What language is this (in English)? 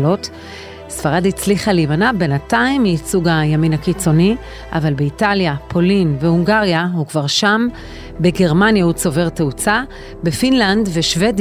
Hebrew